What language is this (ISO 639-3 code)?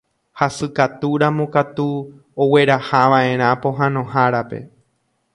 grn